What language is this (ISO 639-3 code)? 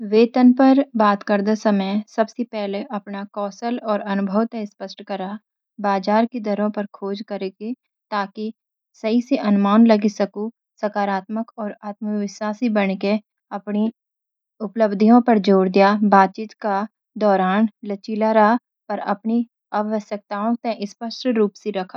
gbm